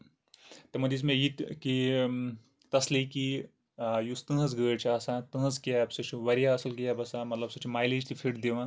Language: Kashmiri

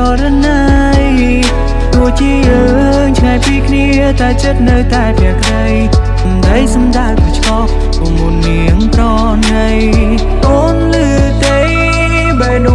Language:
Vietnamese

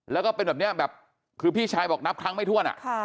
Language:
Thai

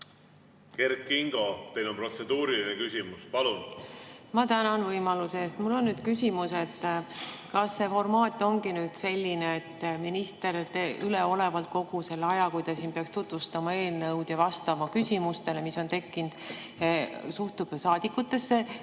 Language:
Estonian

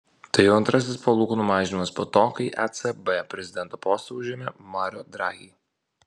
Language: Lithuanian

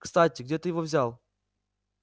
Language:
Russian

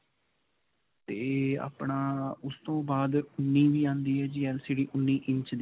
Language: Punjabi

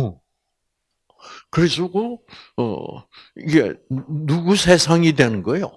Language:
Korean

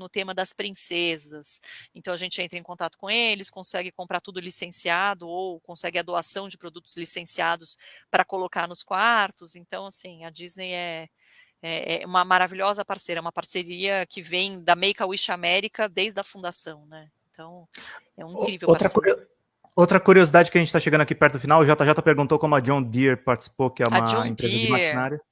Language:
Portuguese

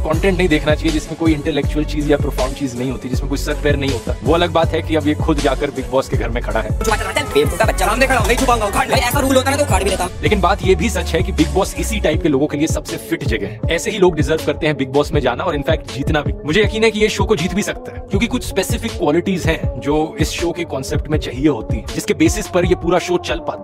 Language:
Hindi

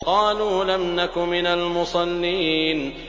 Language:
Arabic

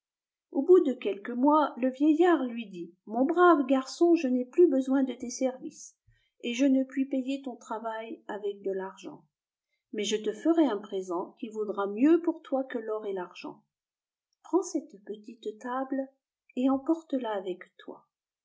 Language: French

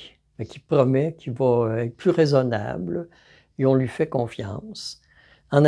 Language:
French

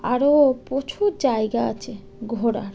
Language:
Bangla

